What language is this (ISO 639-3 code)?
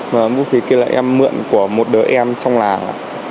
vie